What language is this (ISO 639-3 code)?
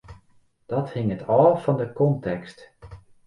fry